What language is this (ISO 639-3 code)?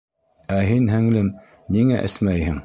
bak